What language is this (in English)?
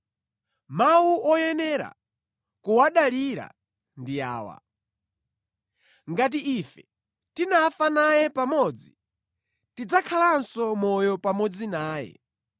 Nyanja